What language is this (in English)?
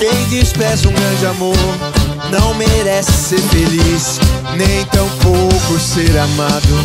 Portuguese